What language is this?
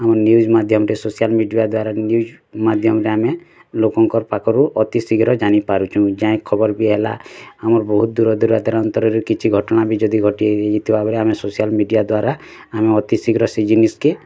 Odia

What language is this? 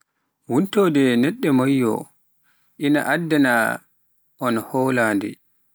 Pular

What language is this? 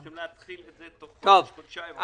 Hebrew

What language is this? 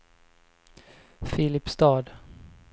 Swedish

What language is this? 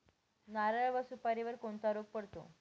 Marathi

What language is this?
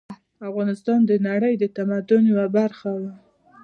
Pashto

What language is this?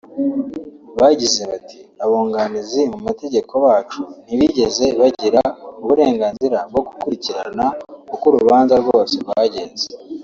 Kinyarwanda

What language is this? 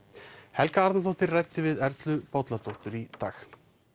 Icelandic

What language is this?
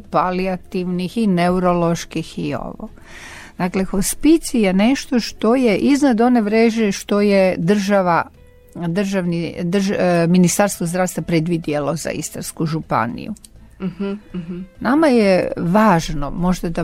Croatian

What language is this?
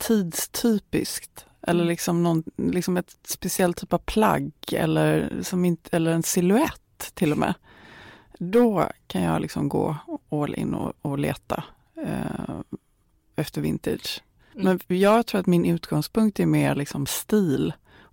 Swedish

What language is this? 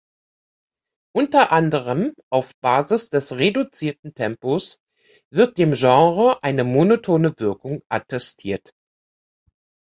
German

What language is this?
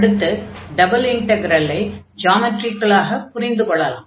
Tamil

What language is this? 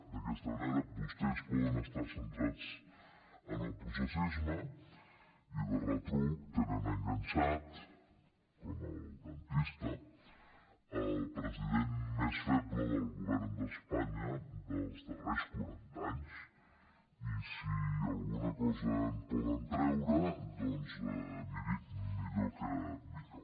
Catalan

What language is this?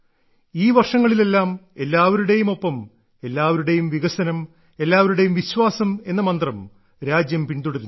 Malayalam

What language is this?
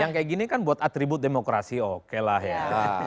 Indonesian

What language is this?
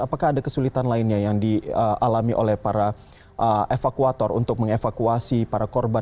Indonesian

